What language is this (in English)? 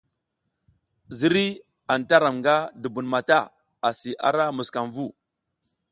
South Giziga